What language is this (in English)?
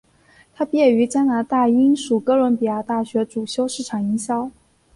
Chinese